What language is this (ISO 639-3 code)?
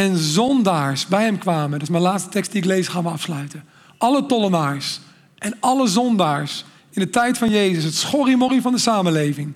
nld